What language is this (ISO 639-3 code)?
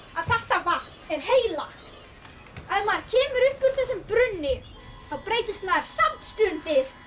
isl